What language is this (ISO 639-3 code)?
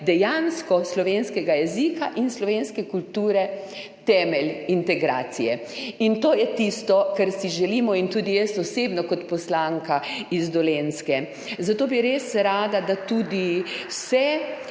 slv